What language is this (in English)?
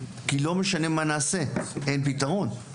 Hebrew